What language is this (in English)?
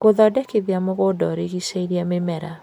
Kikuyu